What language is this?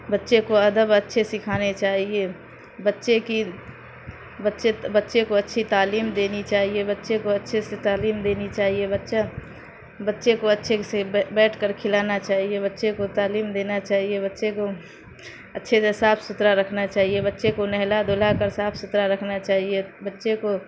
Urdu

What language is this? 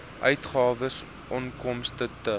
Afrikaans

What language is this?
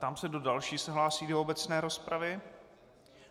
Czech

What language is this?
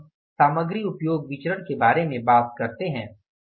Hindi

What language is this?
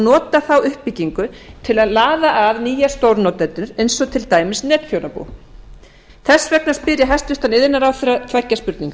Icelandic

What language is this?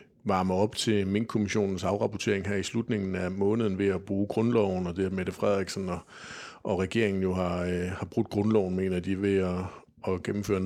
Danish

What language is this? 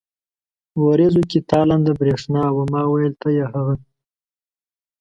Pashto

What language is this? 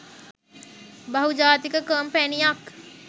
Sinhala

